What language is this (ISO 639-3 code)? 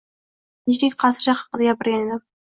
uzb